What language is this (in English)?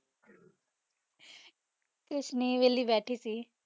Punjabi